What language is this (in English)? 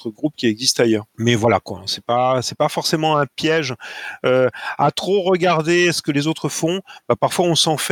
French